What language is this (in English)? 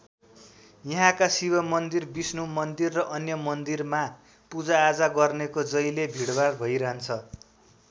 Nepali